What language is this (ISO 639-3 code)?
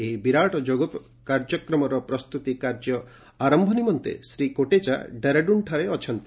ori